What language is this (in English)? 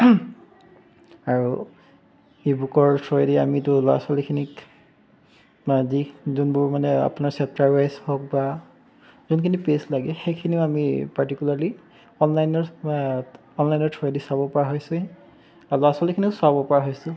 Assamese